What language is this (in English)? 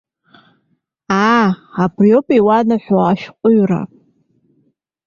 Abkhazian